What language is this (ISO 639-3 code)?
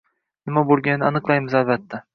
uzb